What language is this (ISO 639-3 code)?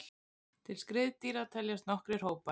isl